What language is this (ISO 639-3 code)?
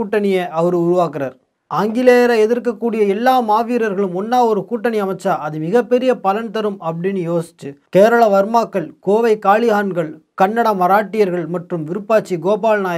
tam